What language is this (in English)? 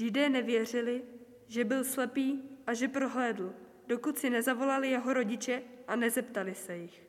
Czech